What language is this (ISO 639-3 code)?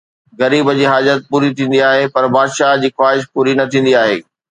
snd